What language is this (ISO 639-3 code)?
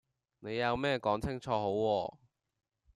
yue